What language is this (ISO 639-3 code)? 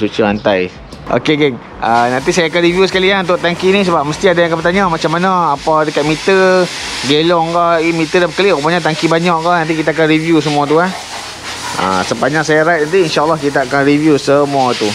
msa